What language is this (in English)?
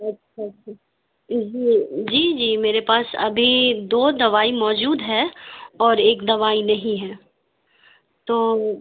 Urdu